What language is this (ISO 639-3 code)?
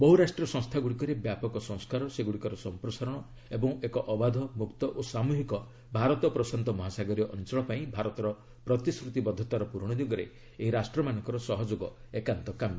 ori